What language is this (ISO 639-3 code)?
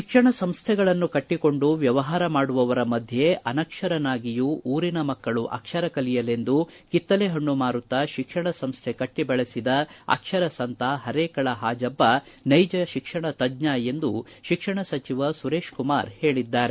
kan